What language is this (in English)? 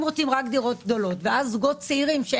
Hebrew